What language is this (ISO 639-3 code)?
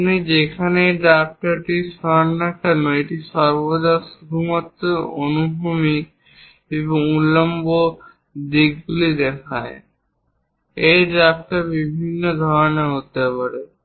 ben